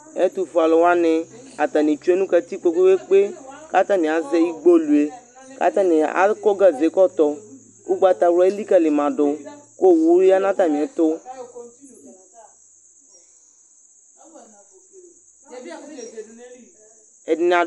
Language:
Ikposo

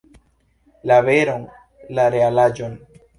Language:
Esperanto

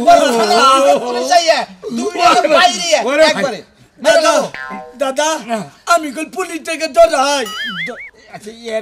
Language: Arabic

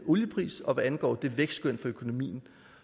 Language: Danish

